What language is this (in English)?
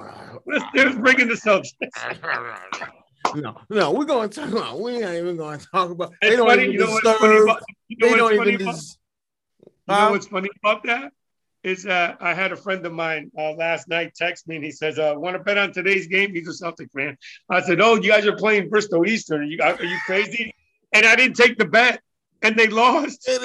English